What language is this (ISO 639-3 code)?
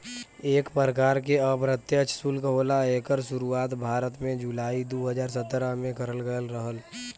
bho